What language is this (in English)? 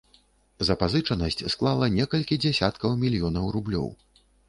Belarusian